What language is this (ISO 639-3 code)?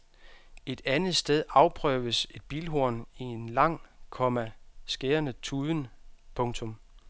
dan